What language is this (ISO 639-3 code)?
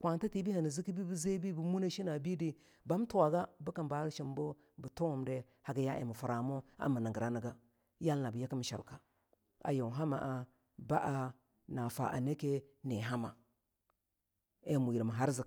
lnu